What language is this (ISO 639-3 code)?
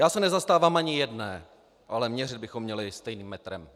ces